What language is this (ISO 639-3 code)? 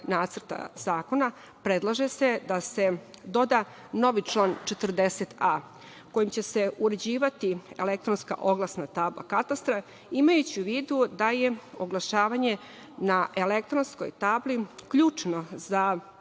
srp